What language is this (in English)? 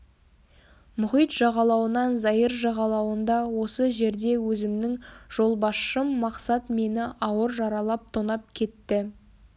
Kazakh